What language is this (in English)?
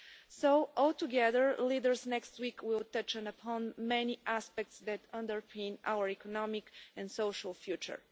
English